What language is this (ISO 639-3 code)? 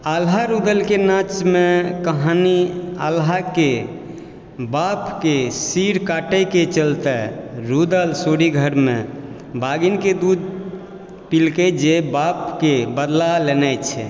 mai